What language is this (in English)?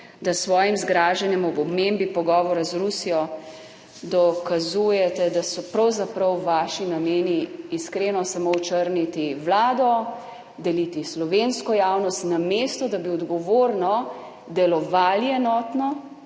Slovenian